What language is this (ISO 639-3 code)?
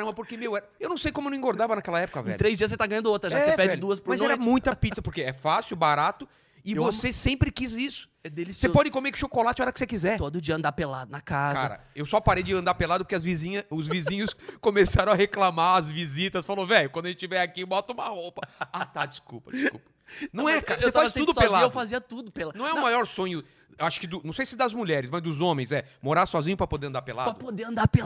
por